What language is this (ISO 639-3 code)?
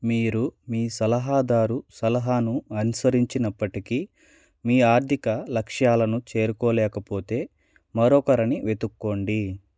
tel